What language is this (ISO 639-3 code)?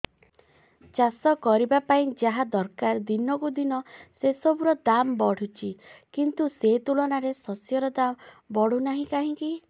ori